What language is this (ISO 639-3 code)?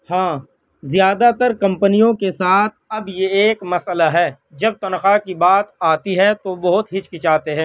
urd